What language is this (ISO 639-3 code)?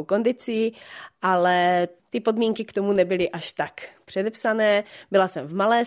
ces